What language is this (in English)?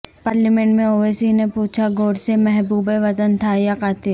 Urdu